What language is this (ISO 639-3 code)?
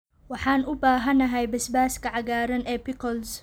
som